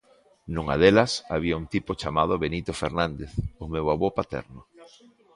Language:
Galician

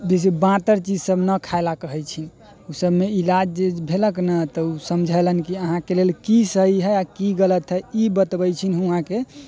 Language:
Maithili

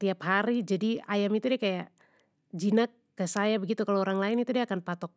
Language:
Papuan Malay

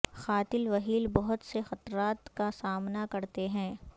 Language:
Urdu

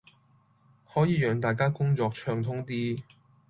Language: Cantonese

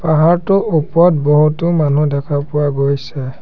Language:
Assamese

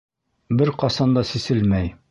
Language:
Bashkir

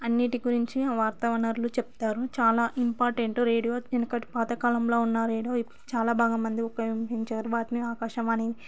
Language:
Telugu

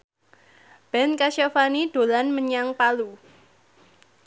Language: Javanese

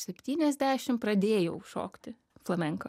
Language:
Lithuanian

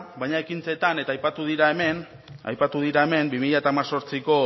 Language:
Basque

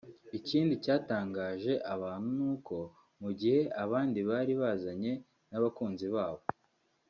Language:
Kinyarwanda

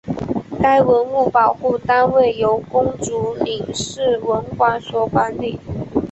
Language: Chinese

